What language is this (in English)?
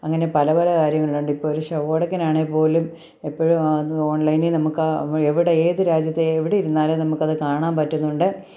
Malayalam